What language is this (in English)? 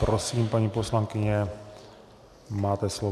Czech